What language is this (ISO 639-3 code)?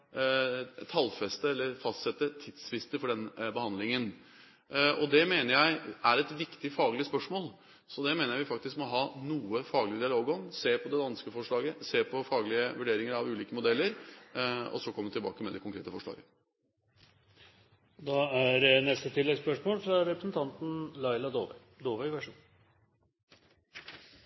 nor